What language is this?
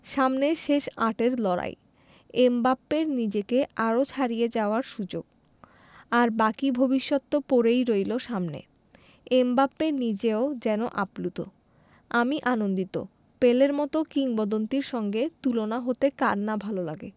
Bangla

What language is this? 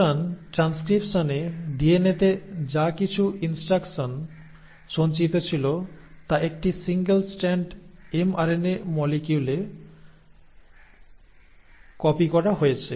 Bangla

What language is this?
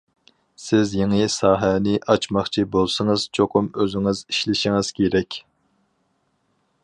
Uyghur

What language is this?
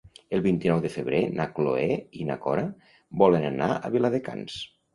Catalan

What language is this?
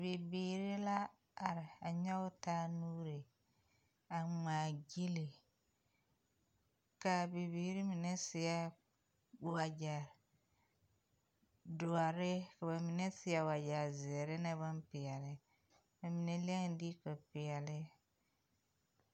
Southern Dagaare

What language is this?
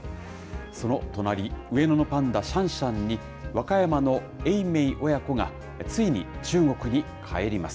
Japanese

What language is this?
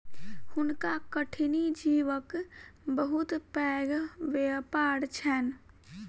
Maithili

